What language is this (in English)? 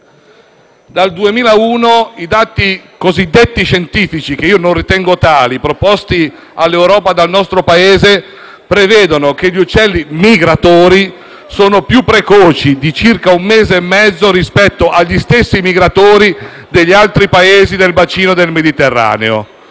Italian